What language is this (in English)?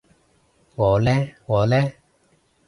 Cantonese